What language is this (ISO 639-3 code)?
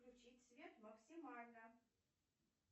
rus